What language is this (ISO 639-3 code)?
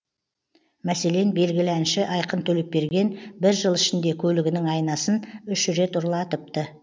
kaz